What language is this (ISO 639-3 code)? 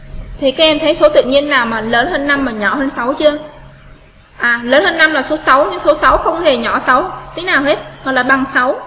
vie